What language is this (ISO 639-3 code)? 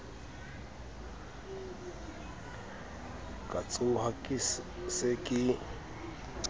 sot